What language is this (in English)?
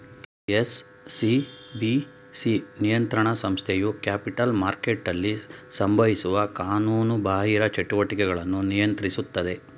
Kannada